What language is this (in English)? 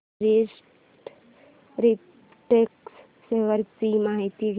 Marathi